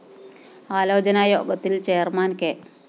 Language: Malayalam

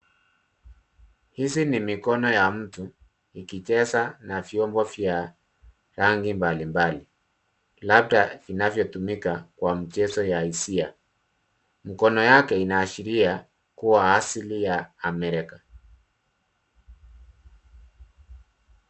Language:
Swahili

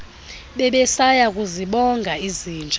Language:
Xhosa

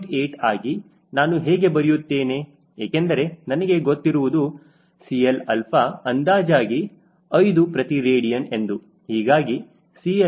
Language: Kannada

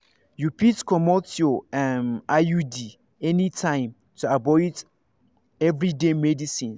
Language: Nigerian Pidgin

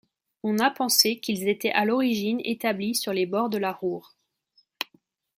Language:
French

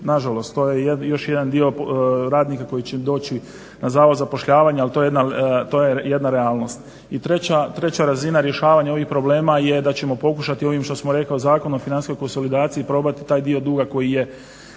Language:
Croatian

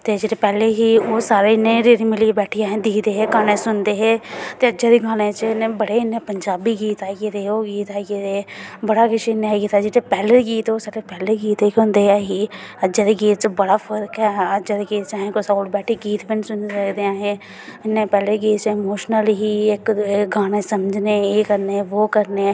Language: Dogri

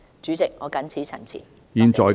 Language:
Cantonese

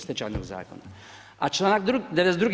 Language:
Croatian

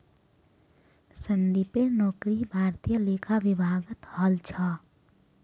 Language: Magahi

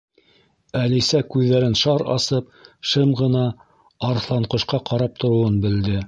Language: Bashkir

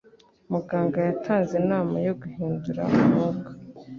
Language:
Kinyarwanda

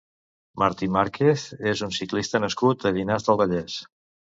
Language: Catalan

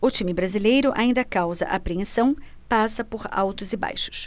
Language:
Portuguese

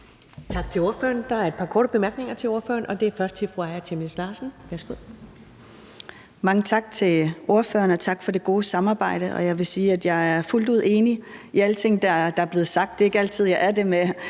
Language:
Danish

